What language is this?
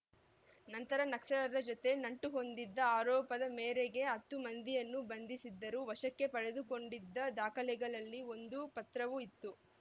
Kannada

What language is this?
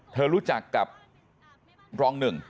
Thai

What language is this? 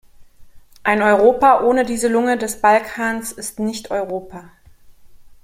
German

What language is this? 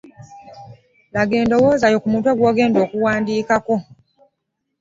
Ganda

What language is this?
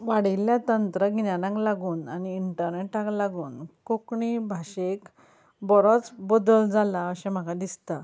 Konkani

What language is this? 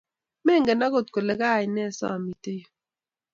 Kalenjin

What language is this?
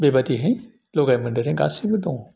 Bodo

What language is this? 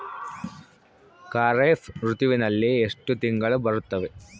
Kannada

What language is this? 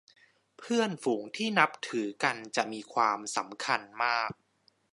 Thai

